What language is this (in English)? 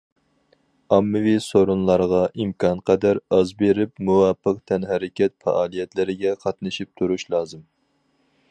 Uyghur